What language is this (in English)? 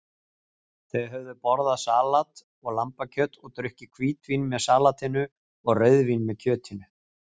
Icelandic